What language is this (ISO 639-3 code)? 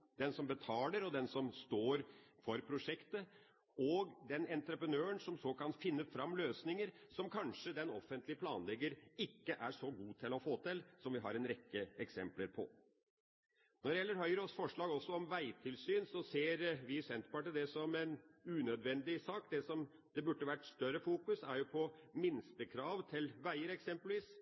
nob